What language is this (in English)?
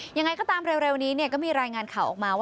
Thai